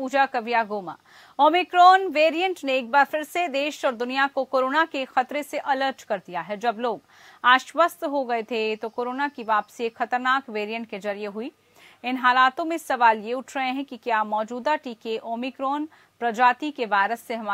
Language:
Hindi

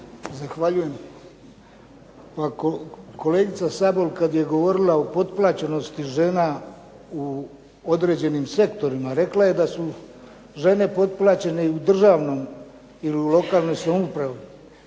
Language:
Croatian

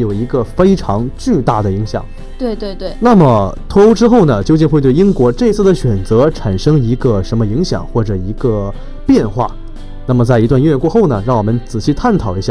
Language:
Chinese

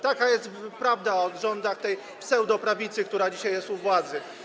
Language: Polish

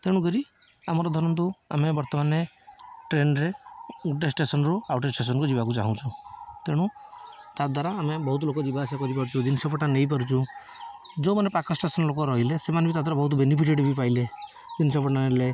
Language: Odia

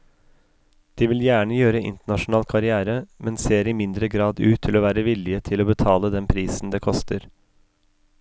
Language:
Norwegian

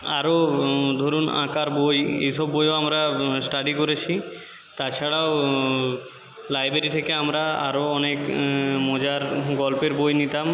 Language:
Bangla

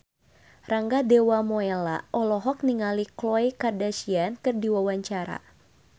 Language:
Sundanese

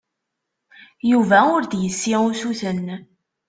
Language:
Kabyle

